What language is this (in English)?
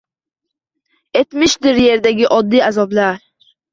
Uzbek